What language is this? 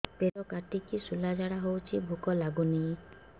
Odia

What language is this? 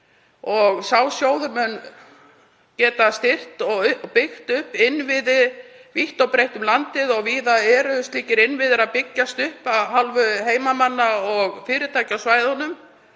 Icelandic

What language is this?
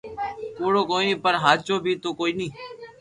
Loarki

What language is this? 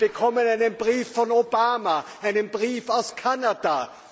German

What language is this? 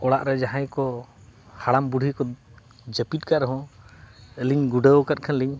Santali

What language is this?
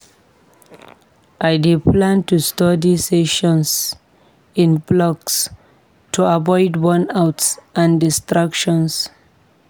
Nigerian Pidgin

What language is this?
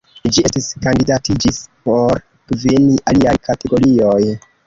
Esperanto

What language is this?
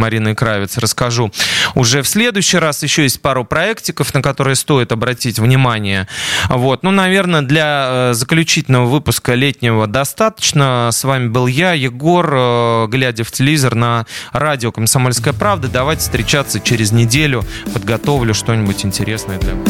Russian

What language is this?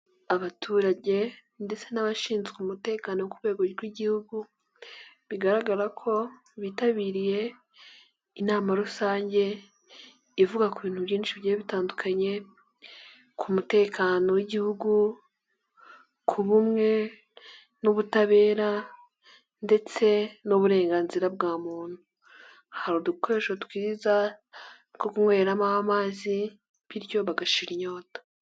Kinyarwanda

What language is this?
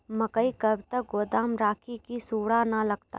Maithili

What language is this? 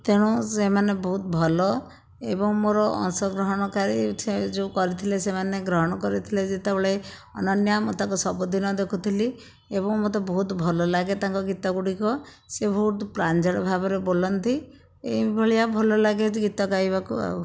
Odia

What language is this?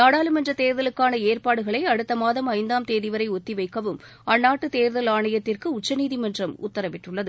Tamil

